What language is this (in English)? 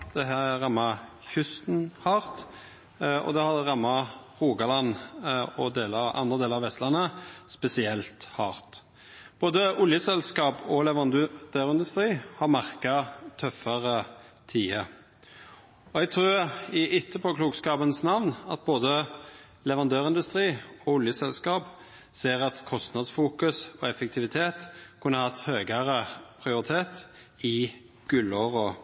Norwegian Nynorsk